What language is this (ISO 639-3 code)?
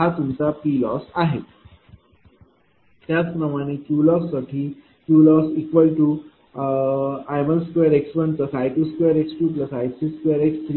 mar